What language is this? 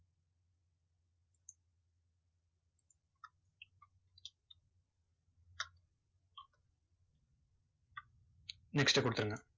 Tamil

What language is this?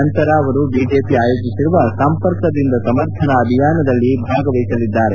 Kannada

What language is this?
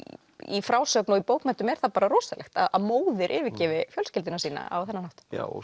Icelandic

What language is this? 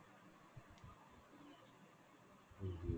Assamese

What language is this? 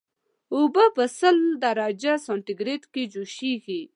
Pashto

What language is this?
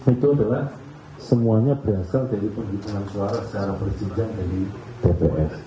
Indonesian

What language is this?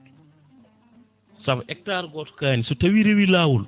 Fula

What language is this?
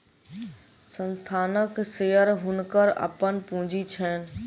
Maithili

